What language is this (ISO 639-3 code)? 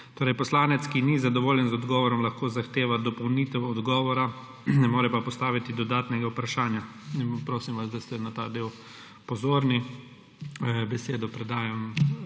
slv